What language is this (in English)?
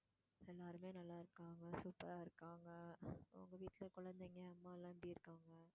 Tamil